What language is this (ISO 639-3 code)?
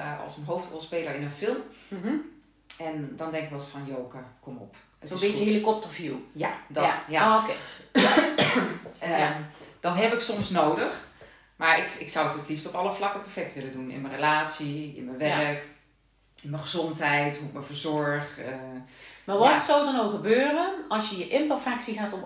nld